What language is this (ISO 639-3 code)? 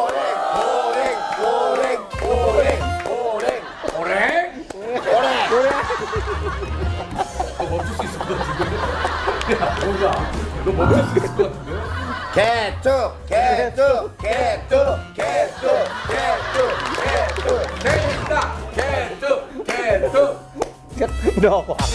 kor